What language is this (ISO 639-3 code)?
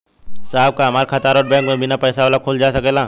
bho